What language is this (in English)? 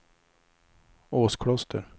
Swedish